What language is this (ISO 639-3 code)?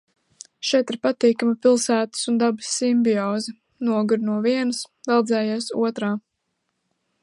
lav